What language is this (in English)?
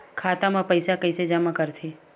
Chhattisgarhi